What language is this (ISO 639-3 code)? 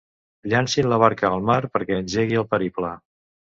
cat